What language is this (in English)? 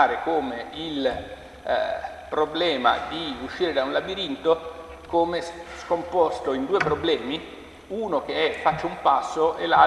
Italian